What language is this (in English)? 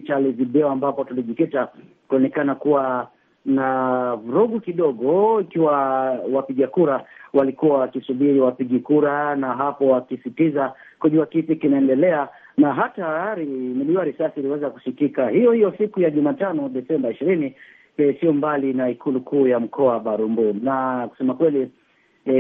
Swahili